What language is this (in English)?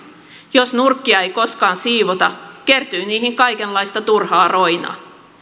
Finnish